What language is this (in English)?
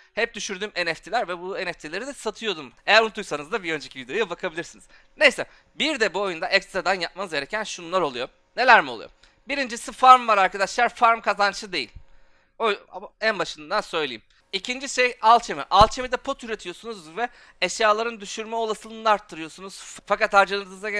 Turkish